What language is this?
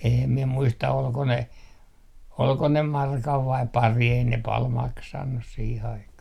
Finnish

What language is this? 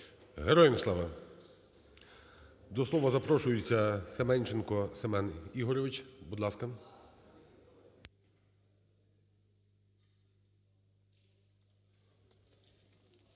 Ukrainian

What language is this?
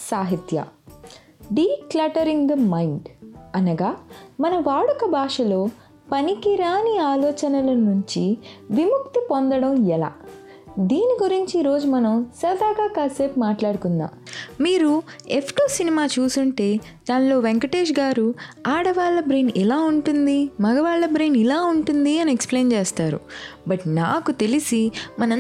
Telugu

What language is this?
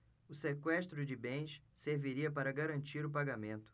Portuguese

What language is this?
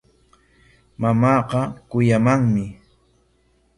Corongo Ancash Quechua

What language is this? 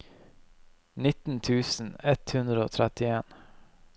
Norwegian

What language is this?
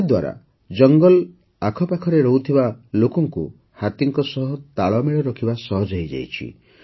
Odia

